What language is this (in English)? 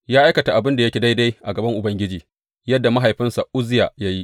Hausa